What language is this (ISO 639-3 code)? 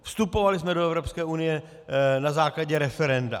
ces